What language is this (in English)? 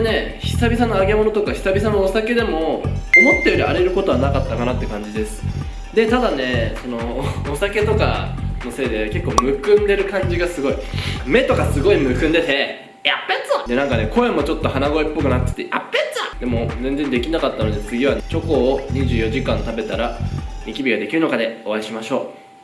Japanese